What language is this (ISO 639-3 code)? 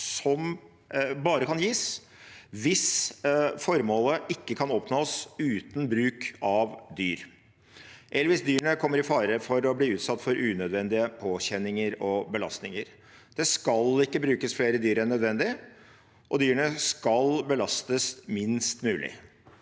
nor